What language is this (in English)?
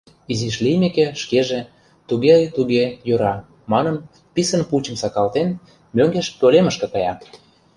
Mari